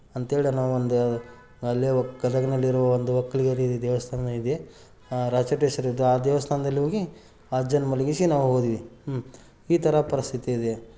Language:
Kannada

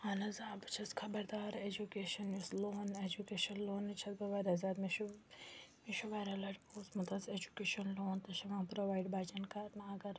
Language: Kashmiri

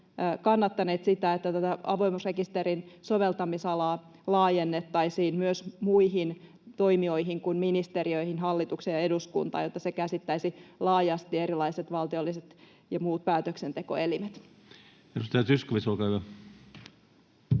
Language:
Finnish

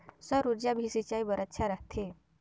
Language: Chhattisgarhi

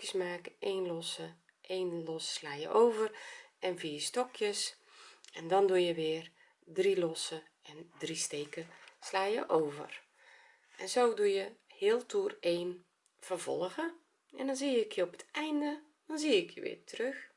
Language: Dutch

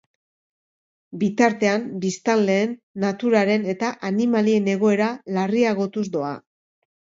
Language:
Basque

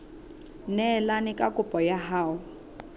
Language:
Southern Sotho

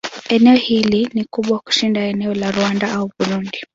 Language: Swahili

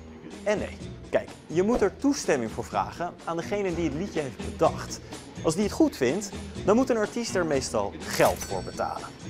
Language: Dutch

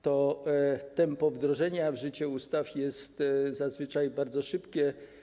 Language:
Polish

